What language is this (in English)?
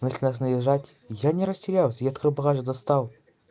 Russian